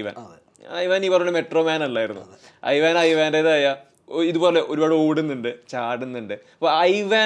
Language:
Malayalam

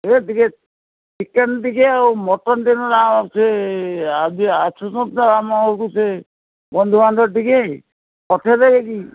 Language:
Odia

